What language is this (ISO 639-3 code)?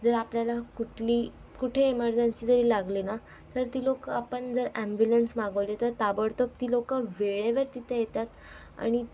mar